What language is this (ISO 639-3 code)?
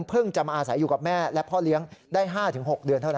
tha